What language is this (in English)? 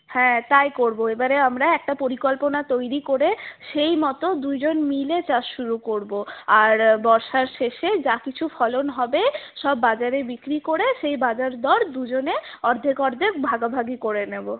Bangla